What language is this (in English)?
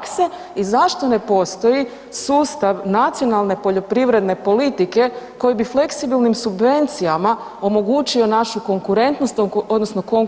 Croatian